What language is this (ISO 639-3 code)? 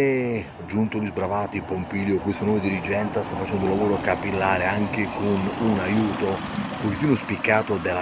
ita